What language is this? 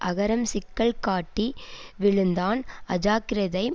Tamil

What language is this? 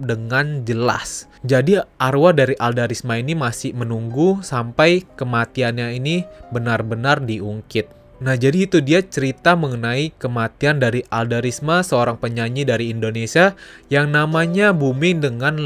Indonesian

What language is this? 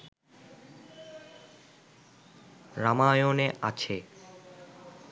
Bangla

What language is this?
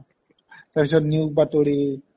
Assamese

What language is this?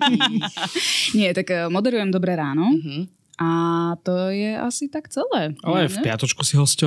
Slovak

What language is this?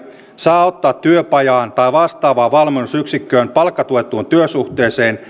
Finnish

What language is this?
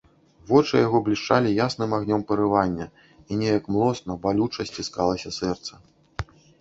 Belarusian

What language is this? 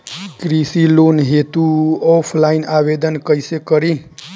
Bhojpuri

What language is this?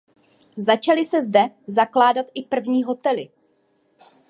Czech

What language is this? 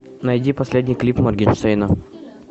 Russian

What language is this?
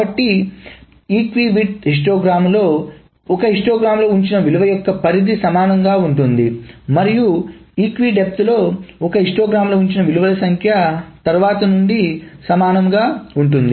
Telugu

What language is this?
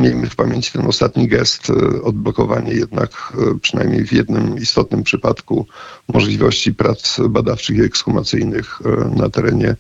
Polish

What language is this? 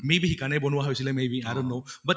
Assamese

